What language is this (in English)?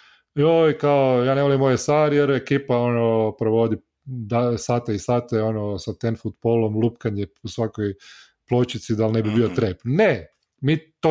Croatian